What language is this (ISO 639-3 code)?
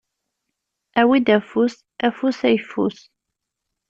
kab